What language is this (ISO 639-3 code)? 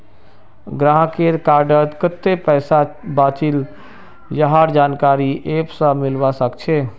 mag